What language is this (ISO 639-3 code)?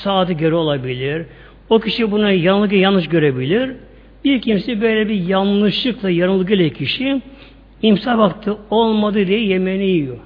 tur